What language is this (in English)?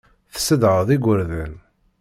Kabyle